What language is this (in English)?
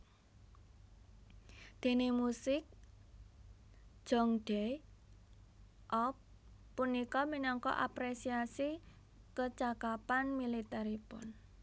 Javanese